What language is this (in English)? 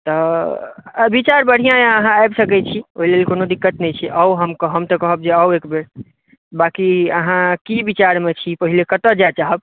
Maithili